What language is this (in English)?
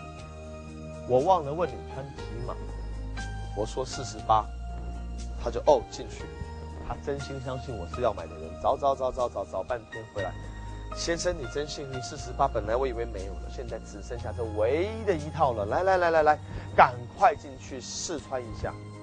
Chinese